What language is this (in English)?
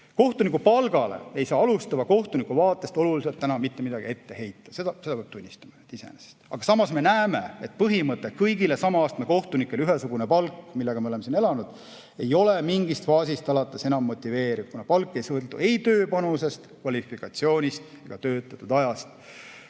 Estonian